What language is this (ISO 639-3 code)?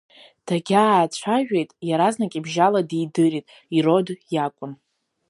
abk